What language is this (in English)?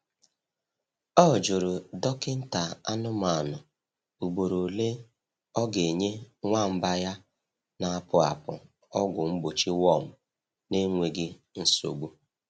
Igbo